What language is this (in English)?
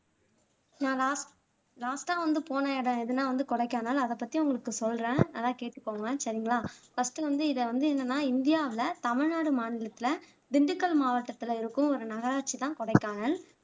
Tamil